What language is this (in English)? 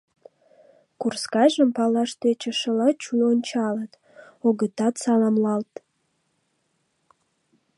Mari